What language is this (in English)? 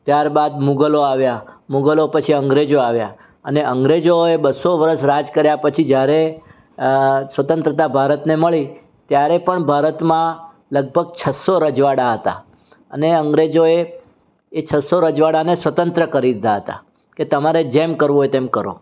Gujarati